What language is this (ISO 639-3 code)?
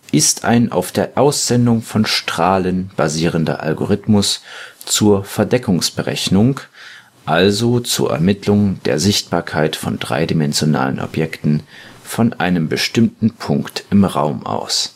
deu